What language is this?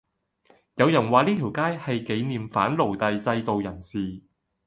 Cantonese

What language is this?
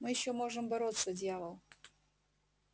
Russian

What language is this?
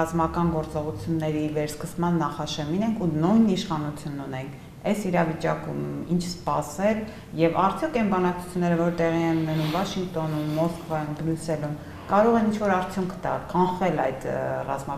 Romanian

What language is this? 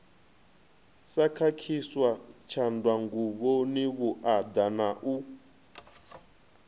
Venda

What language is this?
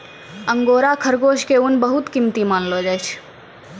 Maithili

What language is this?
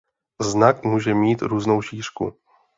Czech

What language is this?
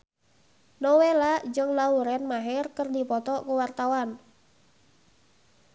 Sundanese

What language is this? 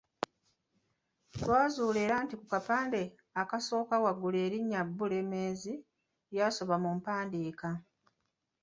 Ganda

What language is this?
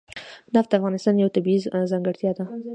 Pashto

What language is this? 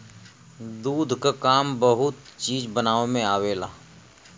Bhojpuri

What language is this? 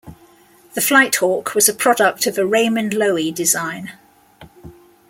English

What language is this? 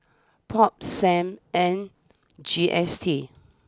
English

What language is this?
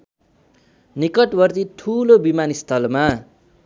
Nepali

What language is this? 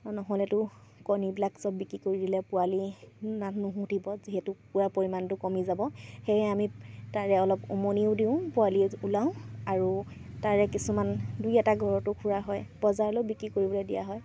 Assamese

